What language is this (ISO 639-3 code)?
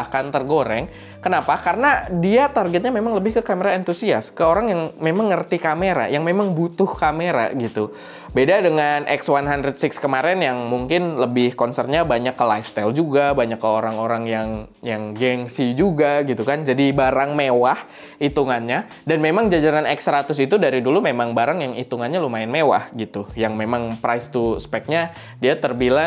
ind